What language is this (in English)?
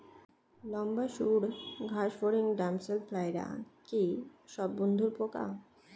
Bangla